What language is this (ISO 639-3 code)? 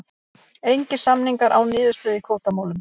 isl